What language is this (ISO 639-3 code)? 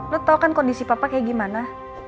ind